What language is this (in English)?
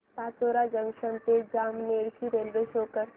Marathi